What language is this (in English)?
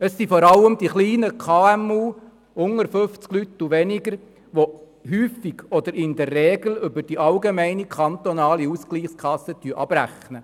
Swiss German